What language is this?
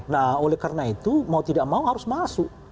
Indonesian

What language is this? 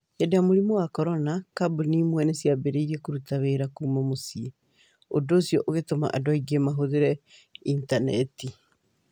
Kikuyu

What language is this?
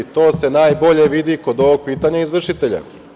Serbian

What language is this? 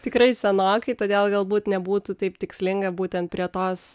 Lithuanian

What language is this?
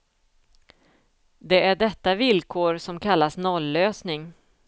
Swedish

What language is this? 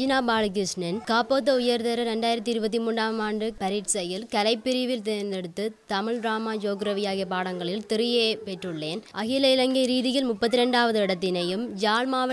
Korean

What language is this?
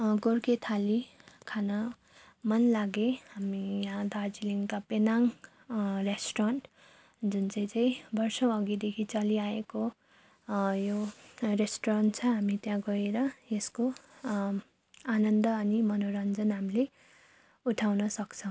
Nepali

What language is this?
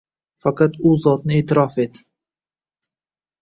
Uzbek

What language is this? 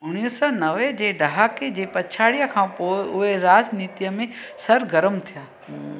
Sindhi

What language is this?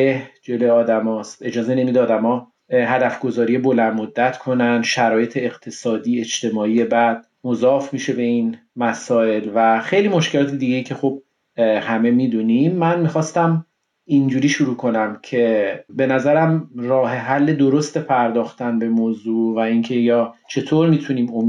Persian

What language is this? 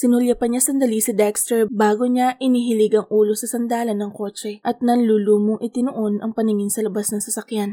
Filipino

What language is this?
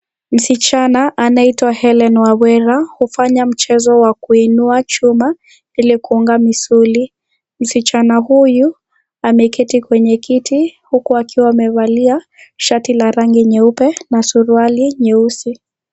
Swahili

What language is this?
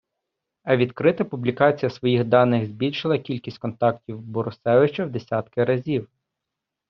Ukrainian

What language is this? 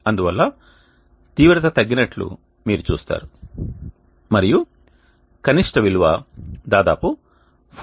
Telugu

